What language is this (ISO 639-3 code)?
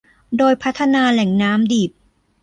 tha